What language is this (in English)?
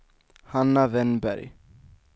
Swedish